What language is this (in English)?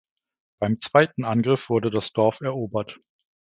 German